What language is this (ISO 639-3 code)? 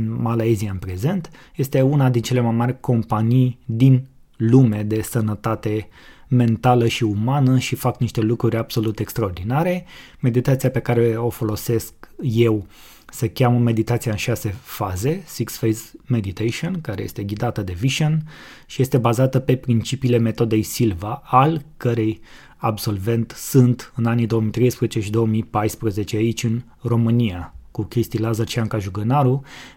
ron